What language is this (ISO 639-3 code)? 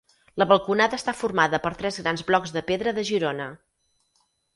cat